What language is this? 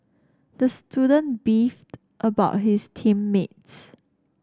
English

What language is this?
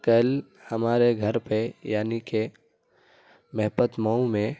Urdu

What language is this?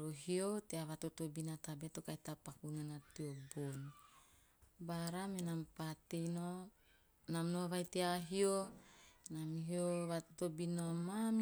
Teop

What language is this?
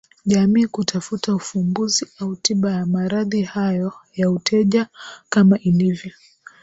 Swahili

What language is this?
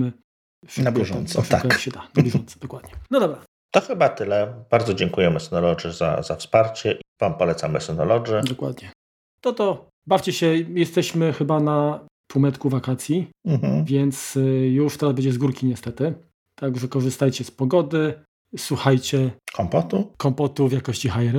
Polish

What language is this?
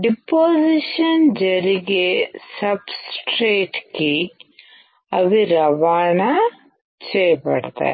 Telugu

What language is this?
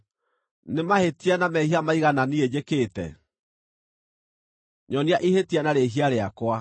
Kikuyu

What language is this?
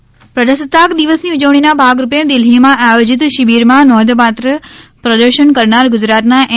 Gujarati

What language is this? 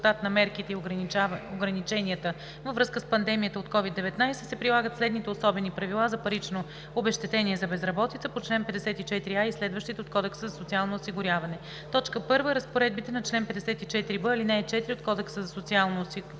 Bulgarian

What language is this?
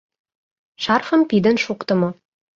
Mari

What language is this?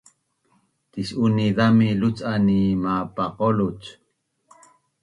Bunun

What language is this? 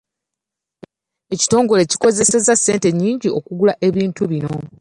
Ganda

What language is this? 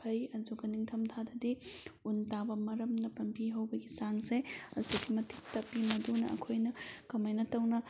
Manipuri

